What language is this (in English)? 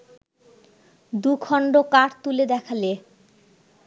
Bangla